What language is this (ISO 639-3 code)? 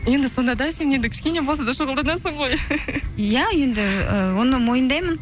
kaz